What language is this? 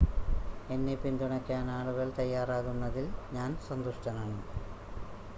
Malayalam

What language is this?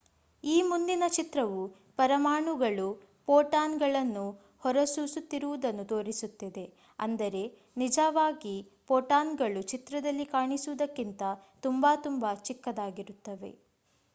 Kannada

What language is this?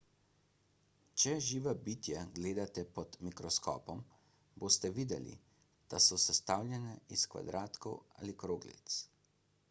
Slovenian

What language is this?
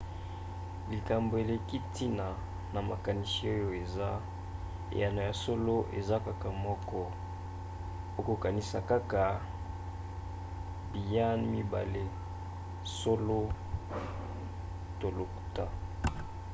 Lingala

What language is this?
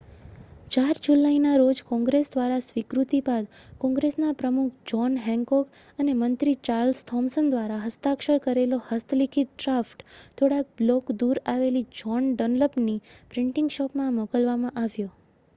Gujarati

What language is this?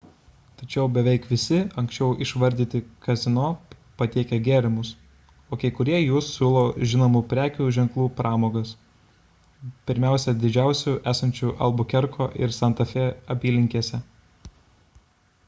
Lithuanian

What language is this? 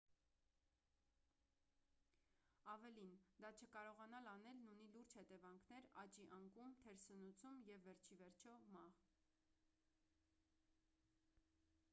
Armenian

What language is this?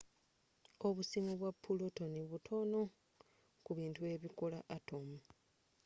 Ganda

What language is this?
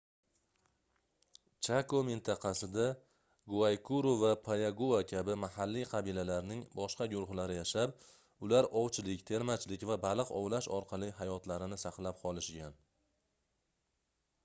Uzbek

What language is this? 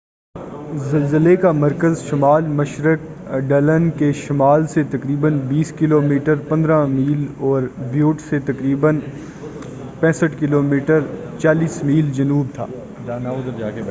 Urdu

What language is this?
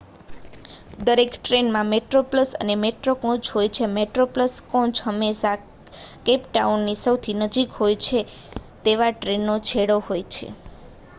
Gujarati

